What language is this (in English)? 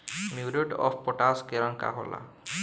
Bhojpuri